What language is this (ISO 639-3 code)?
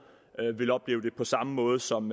dan